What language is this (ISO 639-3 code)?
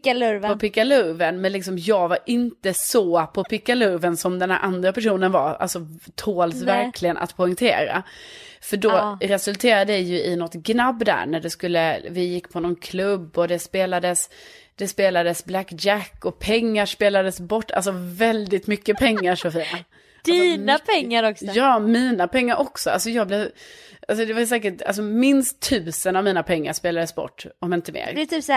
swe